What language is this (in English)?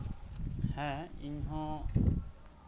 Santali